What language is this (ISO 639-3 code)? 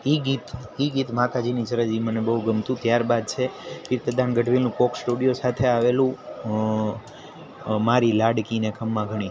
guj